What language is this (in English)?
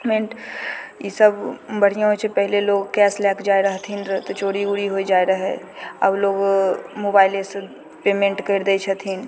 Maithili